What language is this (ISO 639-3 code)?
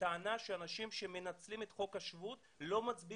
heb